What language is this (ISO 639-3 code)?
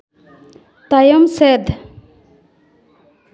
sat